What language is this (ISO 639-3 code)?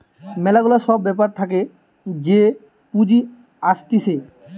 ben